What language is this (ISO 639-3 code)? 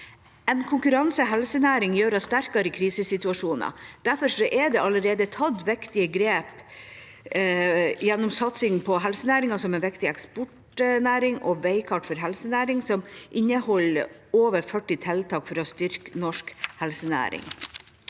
nor